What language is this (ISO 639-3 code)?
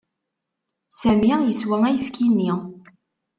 kab